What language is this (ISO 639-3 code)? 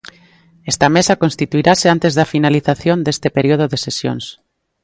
glg